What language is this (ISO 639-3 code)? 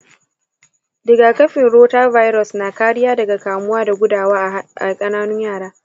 hau